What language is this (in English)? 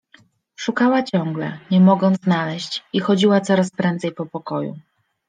Polish